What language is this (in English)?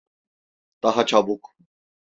Turkish